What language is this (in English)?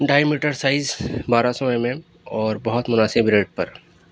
Urdu